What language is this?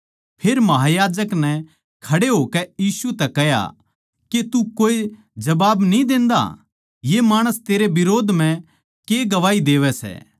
Haryanvi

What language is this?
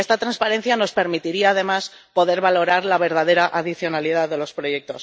Spanish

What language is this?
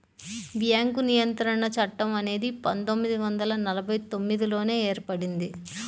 Telugu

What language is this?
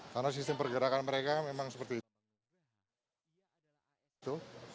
Indonesian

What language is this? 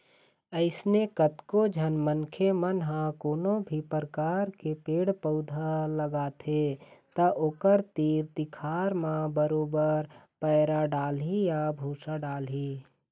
Chhattisgarhi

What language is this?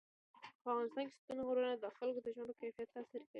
Pashto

